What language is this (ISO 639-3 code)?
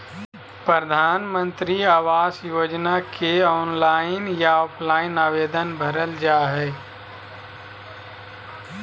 mag